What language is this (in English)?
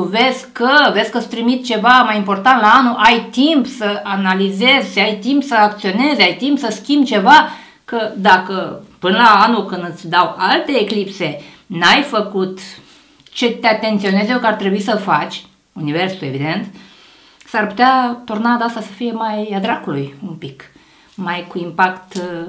Romanian